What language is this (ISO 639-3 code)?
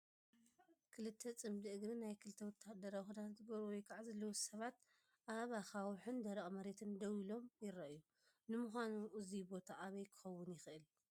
tir